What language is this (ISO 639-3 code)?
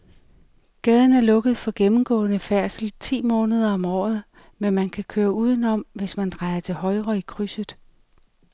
dan